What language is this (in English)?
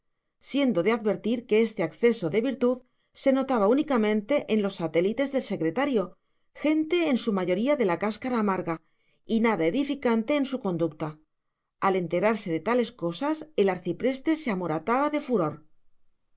Spanish